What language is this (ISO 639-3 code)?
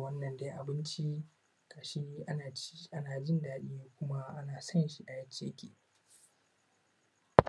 hau